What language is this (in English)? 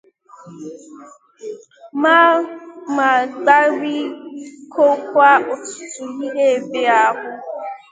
Igbo